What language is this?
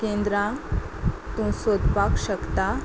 Konkani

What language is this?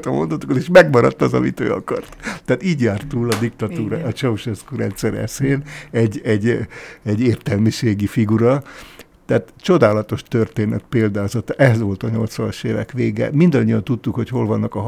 Hungarian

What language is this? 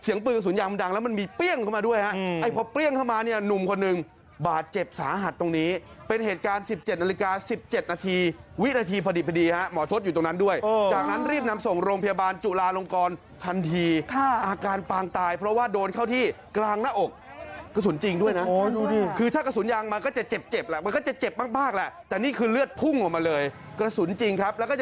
Thai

